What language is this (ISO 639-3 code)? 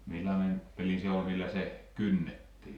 fin